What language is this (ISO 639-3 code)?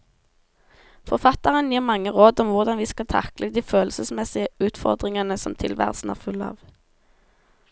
nor